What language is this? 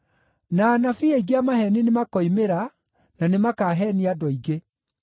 Kikuyu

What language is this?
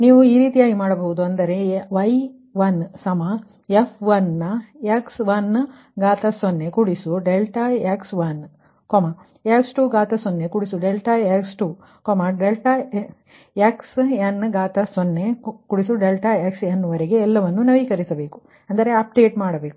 Kannada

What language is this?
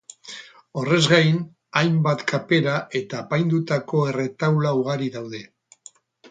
Basque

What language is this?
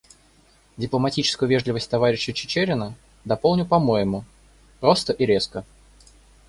Russian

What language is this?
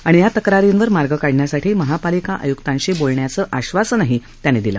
Marathi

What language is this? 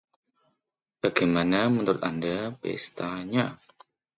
Indonesian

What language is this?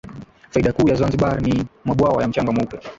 Swahili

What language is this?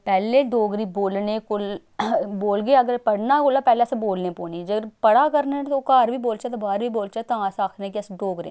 Dogri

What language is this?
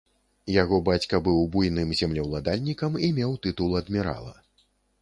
Belarusian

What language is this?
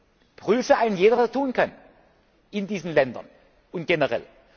German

